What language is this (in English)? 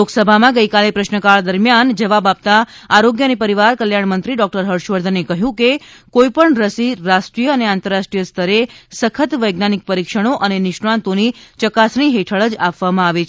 Gujarati